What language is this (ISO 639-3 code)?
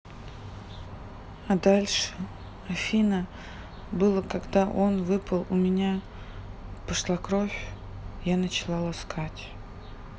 rus